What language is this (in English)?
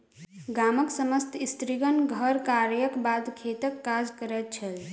Maithili